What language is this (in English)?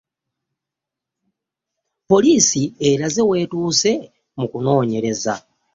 Ganda